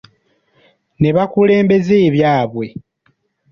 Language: Ganda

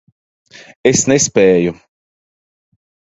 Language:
Latvian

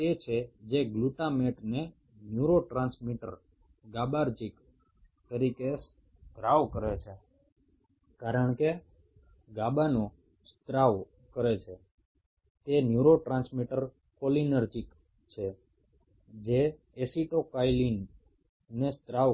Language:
Bangla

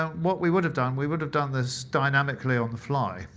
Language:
English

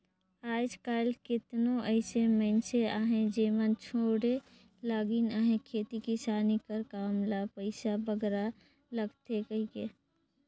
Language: Chhattisgarhi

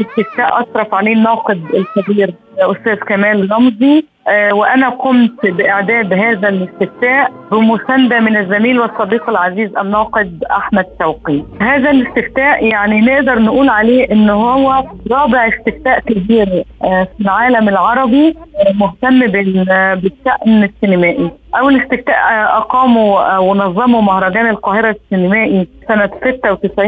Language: Arabic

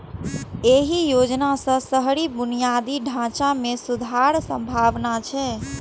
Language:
Maithili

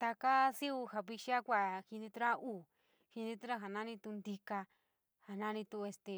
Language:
San Miguel El Grande Mixtec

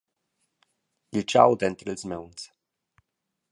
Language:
Romansh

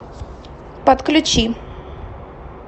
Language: Russian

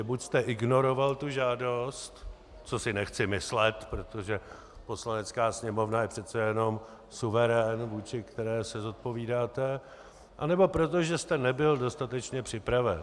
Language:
Czech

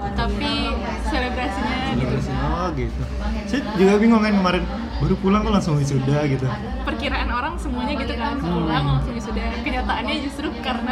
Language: Indonesian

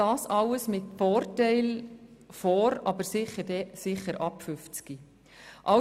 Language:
Swiss German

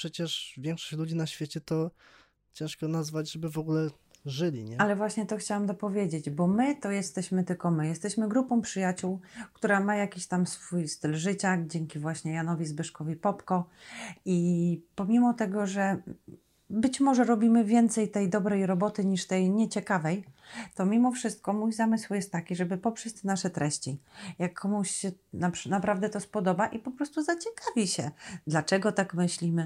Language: Polish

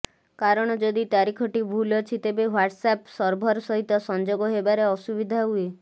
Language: Odia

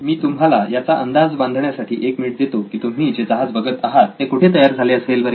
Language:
Marathi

